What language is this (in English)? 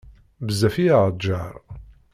Kabyle